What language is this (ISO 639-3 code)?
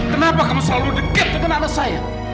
ind